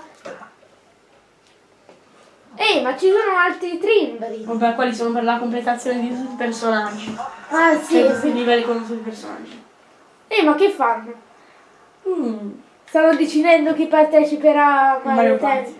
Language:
Italian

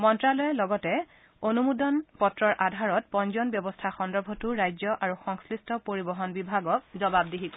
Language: Assamese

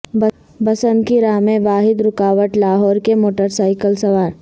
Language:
Urdu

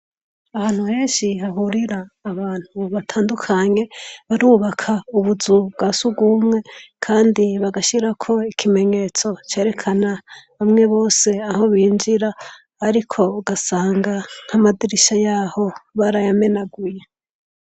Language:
Rundi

